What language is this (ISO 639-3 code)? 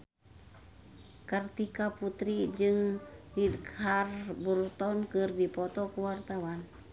sun